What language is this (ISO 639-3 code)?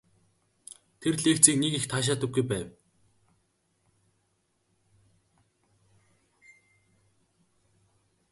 mon